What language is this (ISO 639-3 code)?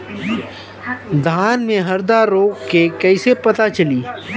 bho